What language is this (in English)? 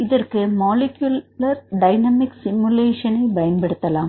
Tamil